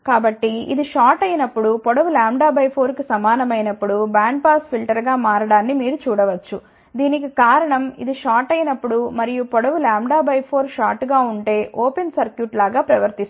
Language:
Telugu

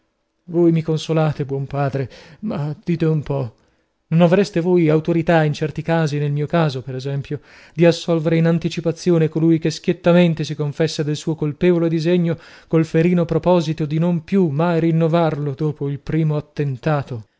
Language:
Italian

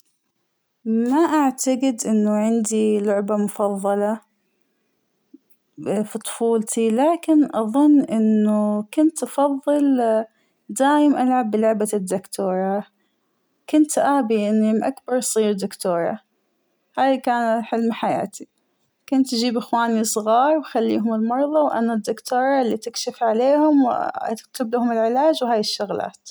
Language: Hijazi Arabic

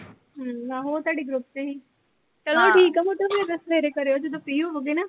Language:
Punjabi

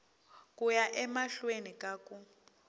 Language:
Tsonga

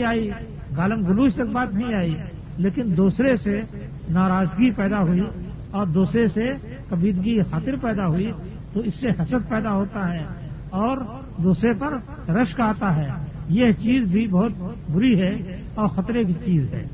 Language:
Urdu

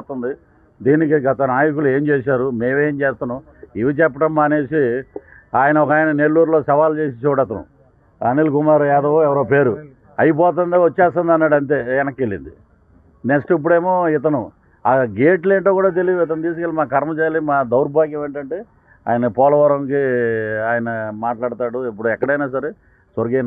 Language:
Telugu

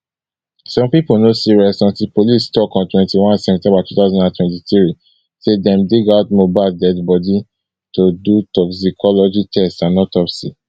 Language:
Nigerian Pidgin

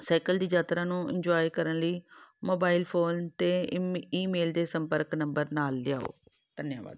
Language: Punjabi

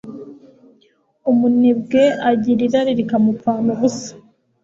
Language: Kinyarwanda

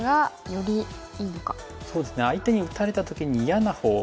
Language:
Japanese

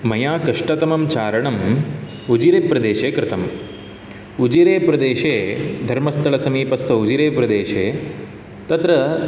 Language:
Sanskrit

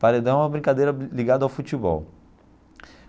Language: Portuguese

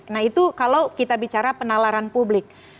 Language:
Indonesian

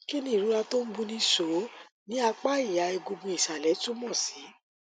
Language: Yoruba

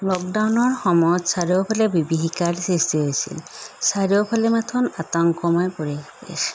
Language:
Assamese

